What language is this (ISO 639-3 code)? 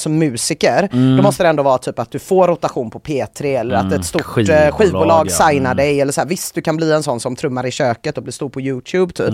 swe